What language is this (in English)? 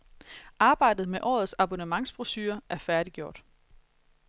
Danish